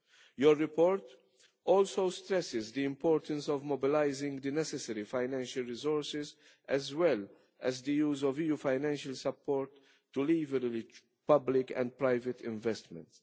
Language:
English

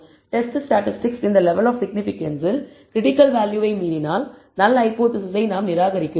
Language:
Tamil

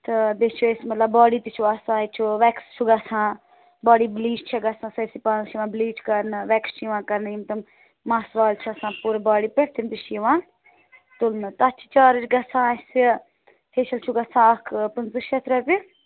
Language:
Kashmiri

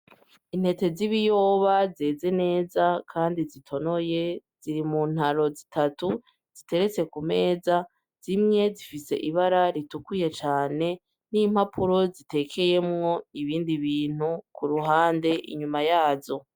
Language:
Rundi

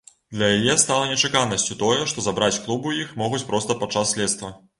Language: Belarusian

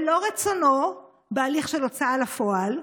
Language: Hebrew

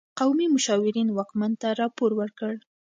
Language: Pashto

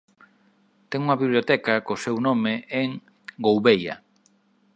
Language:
Galician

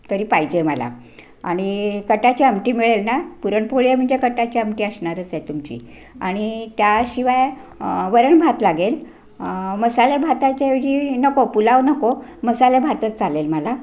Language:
Marathi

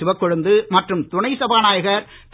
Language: Tamil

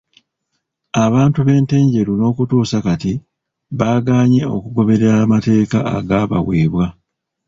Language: Ganda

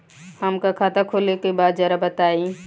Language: Bhojpuri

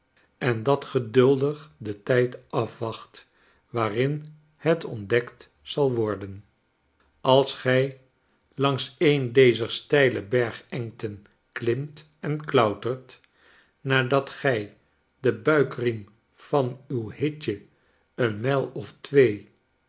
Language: Dutch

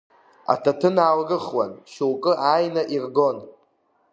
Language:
Abkhazian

